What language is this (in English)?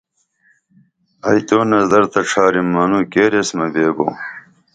Dameli